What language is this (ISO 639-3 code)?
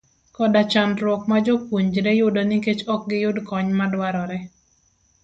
luo